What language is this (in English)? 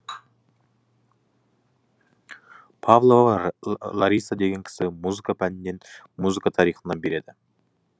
Kazakh